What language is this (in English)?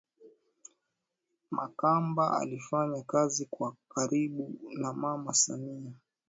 Swahili